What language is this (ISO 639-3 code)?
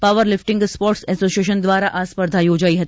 guj